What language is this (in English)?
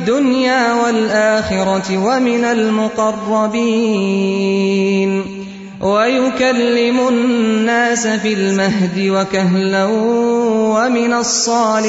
Urdu